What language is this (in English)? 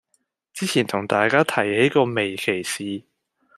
Cantonese